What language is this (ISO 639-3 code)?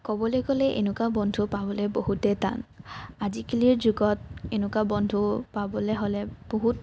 asm